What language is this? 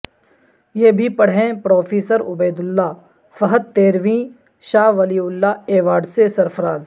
Urdu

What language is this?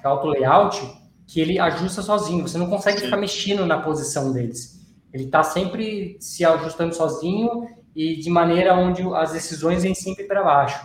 Portuguese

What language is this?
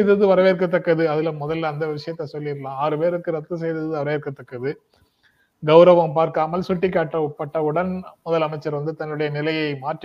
Tamil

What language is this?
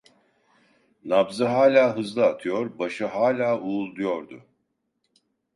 Turkish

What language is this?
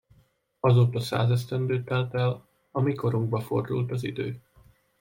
Hungarian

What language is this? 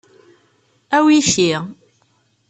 Kabyle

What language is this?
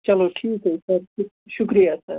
Kashmiri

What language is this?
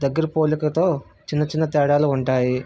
Telugu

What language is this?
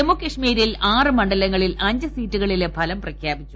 Malayalam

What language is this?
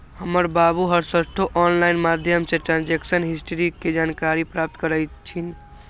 Magahi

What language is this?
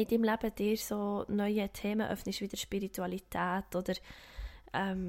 German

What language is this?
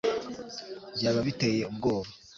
Kinyarwanda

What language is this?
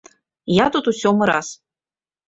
Belarusian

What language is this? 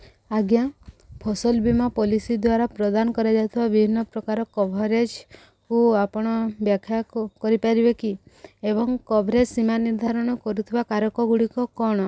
Odia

